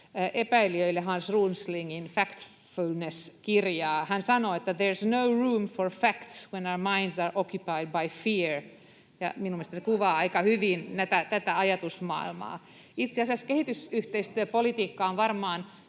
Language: Finnish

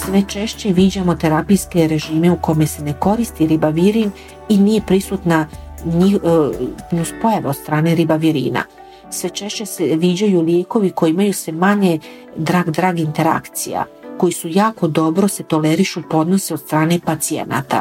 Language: Croatian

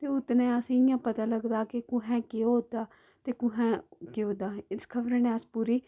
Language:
Dogri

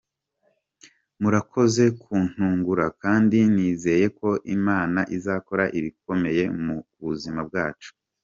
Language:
Kinyarwanda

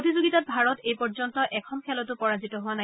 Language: Assamese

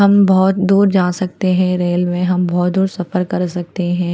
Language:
Hindi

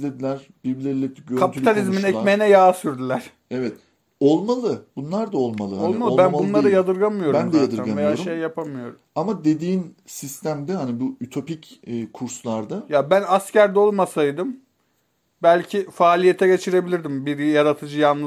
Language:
Turkish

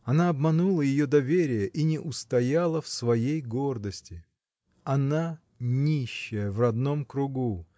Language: Russian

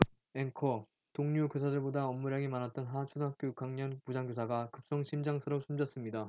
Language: Korean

